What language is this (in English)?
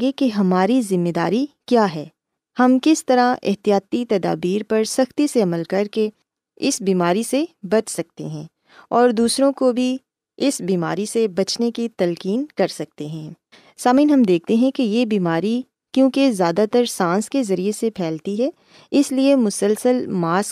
Urdu